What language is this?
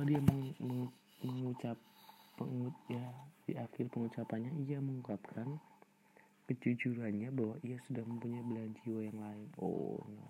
Indonesian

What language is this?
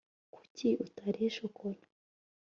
Kinyarwanda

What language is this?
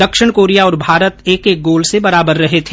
Hindi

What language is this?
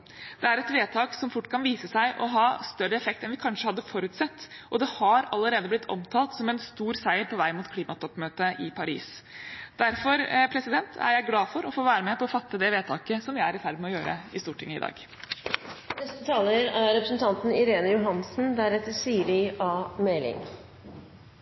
Norwegian Bokmål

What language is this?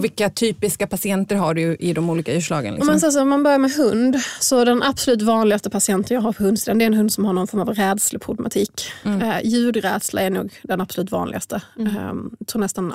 Swedish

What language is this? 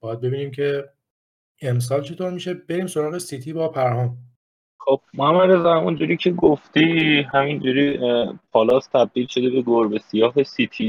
Persian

